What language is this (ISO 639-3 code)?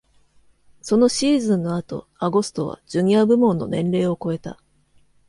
jpn